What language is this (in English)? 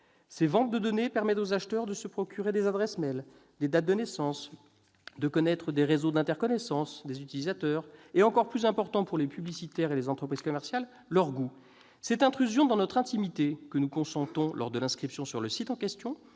French